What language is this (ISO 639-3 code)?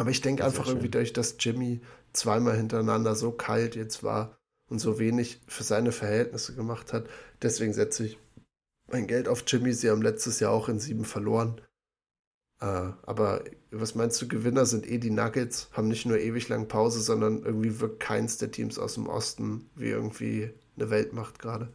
deu